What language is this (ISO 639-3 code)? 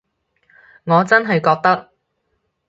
yue